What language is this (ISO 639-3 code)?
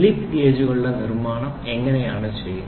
mal